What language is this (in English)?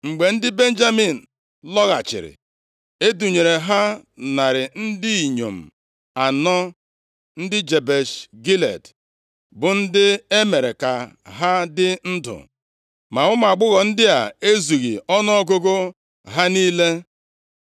Igbo